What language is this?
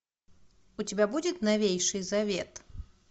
Russian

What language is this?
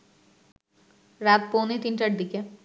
Bangla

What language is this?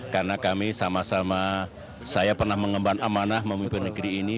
Indonesian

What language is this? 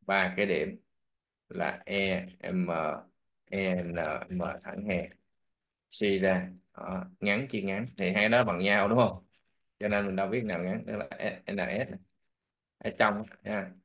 Vietnamese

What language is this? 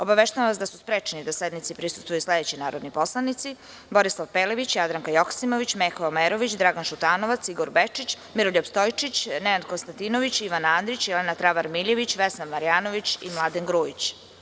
Serbian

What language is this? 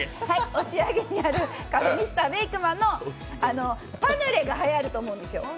Japanese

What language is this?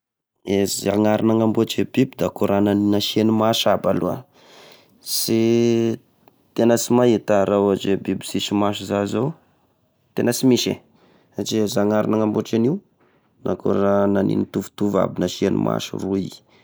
Tesaka Malagasy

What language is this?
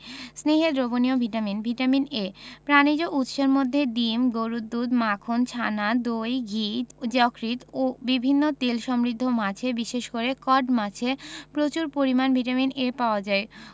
Bangla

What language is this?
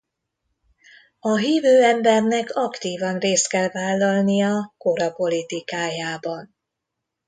Hungarian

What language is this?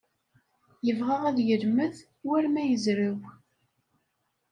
Kabyle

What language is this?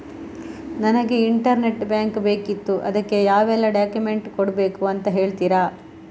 Kannada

